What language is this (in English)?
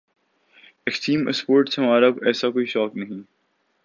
Urdu